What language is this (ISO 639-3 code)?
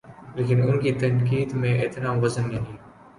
urd